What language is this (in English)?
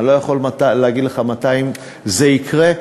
Hebrew